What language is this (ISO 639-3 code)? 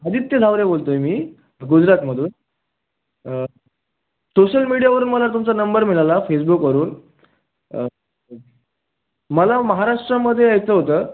mar